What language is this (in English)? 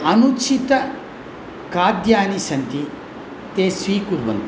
Sanskrit